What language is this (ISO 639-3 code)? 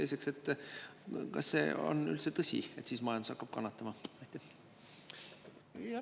est